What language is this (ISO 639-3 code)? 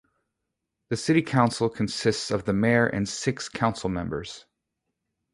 eng